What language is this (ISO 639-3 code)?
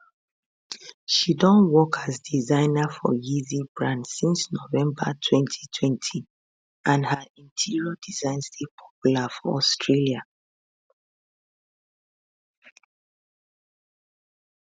pcm